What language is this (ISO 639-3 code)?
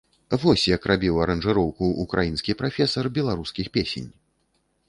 bel